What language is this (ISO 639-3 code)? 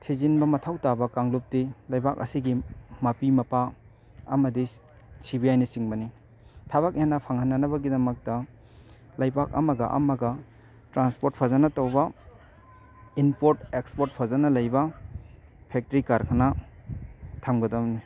mni